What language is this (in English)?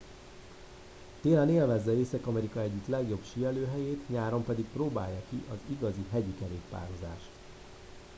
Hungarian